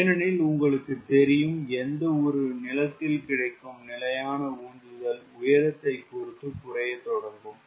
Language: Tamil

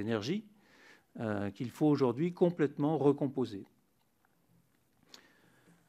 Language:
French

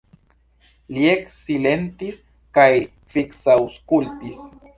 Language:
Esperanto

